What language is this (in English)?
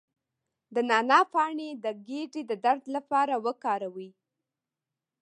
Pashto